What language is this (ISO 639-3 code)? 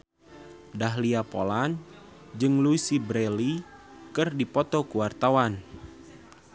sun